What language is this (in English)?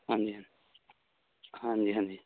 Punjabi